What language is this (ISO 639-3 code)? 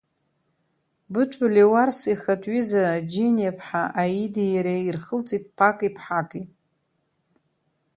abk